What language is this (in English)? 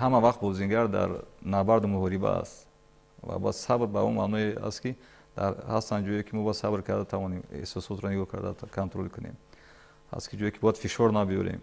Persian